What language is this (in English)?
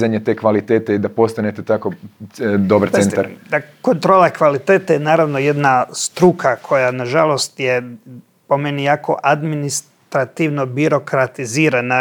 Croatian